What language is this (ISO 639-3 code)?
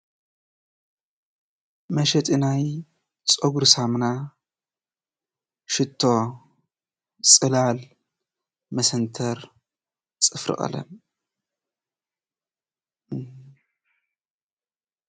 tir